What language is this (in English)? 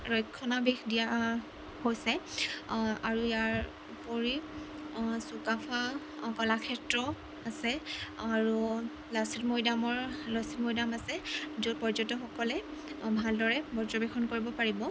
Assamese